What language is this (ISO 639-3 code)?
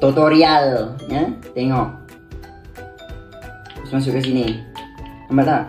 msa